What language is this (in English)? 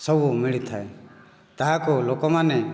Odia